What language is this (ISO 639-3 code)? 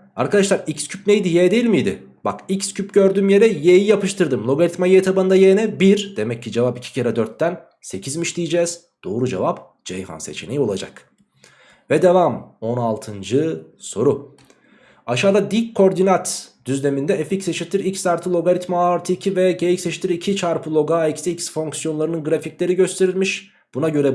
tur